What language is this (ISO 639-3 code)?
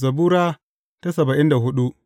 hau